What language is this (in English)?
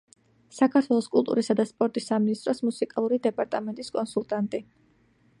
Georgian